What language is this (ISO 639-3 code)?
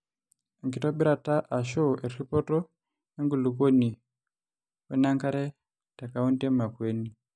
mas